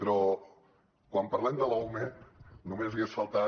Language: Catalan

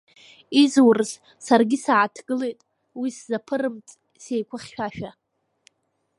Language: Abkhazian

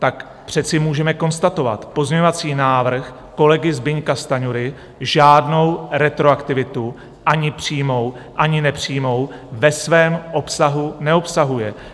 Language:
Czech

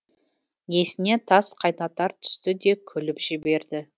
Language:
Kazakh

